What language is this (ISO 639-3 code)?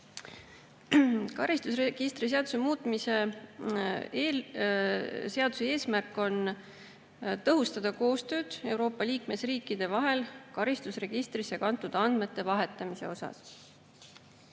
est